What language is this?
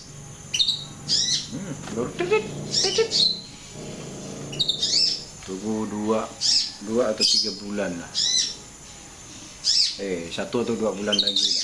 Indonesian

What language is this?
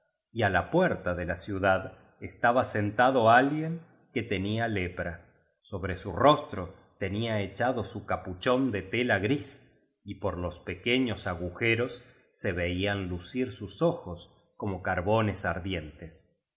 Spanish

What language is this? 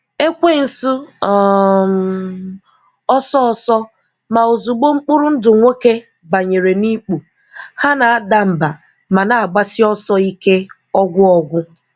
Igbo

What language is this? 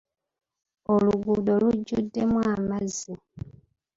Ganda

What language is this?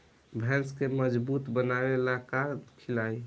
Bhojpuri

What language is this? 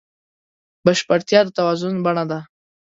Pashto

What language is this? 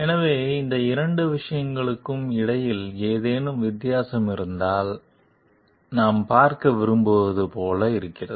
Tamil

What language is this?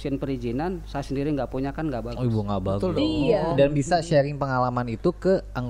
Indonesian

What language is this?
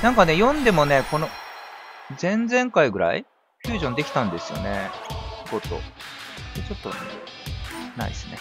Japanese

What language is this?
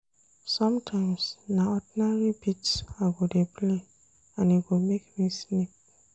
Nigerian Pidgin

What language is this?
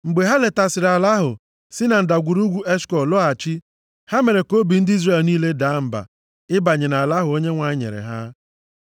Igbo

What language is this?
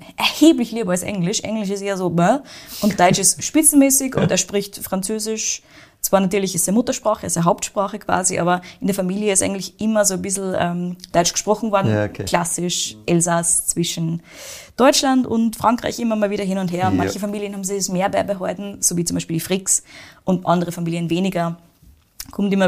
German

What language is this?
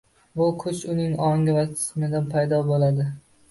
Uzbek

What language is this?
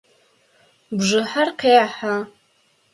Adyghe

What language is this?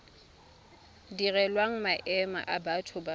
Tswana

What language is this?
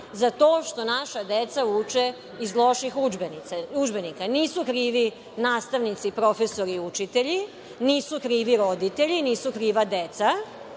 Serbian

